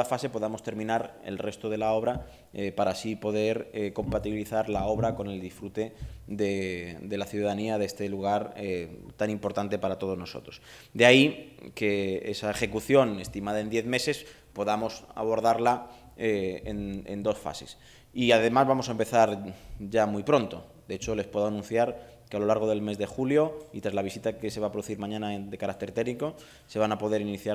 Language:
Spanish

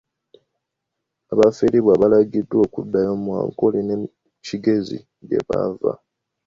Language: Ganda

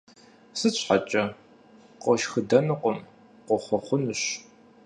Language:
Kabardian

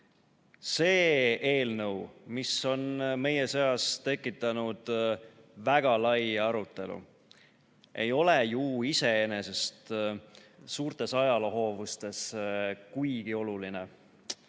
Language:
Estonian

